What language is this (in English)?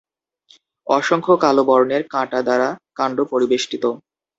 Bangla